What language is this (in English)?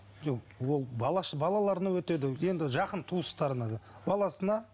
Kazakh